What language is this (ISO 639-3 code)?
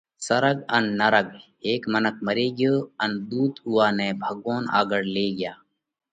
kvx